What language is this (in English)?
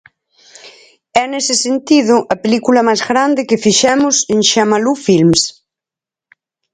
Galician